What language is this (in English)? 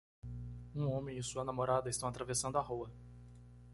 Portuguese